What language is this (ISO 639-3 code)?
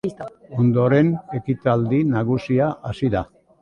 eus